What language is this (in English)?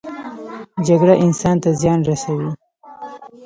Pashto